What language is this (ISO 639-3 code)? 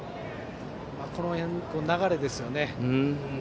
jpn